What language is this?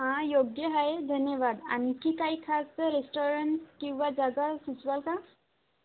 Marathi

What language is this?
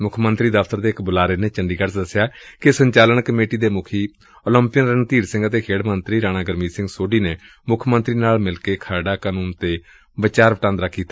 Punjabi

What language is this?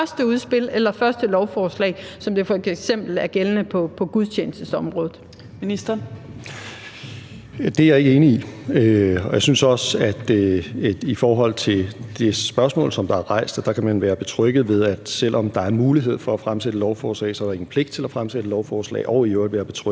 Danish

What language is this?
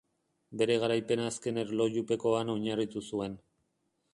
Basque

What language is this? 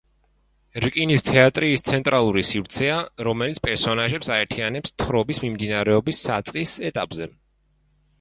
Georgian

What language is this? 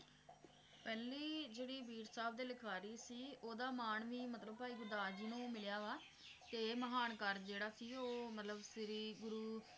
Punjabi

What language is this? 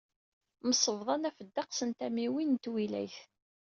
Kabyle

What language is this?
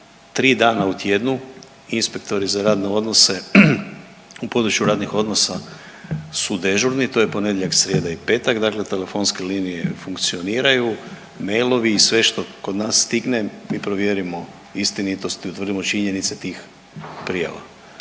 Croatian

